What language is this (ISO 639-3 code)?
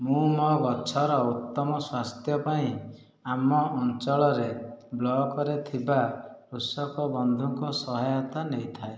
ori